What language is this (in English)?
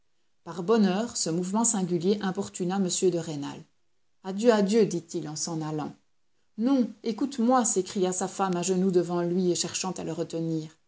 French